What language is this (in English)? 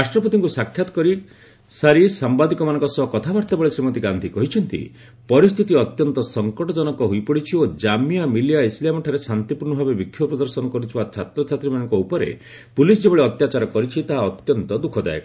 Odia